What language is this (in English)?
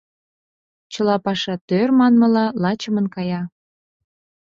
Mari